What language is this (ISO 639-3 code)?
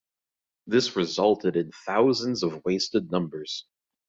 eng